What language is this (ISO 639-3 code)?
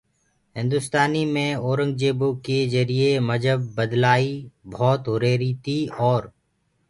ggg